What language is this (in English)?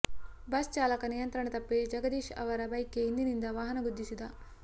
Kannada